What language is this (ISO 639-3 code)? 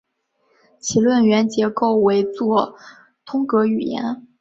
zho